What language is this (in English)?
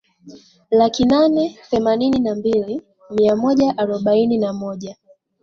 Swahili